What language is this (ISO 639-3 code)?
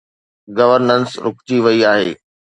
snd